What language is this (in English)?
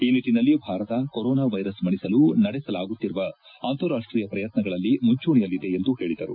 Kannada